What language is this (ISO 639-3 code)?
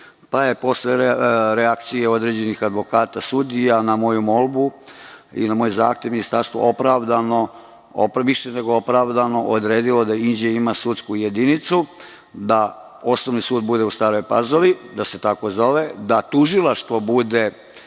srp